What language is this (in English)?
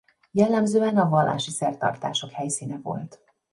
Hungarian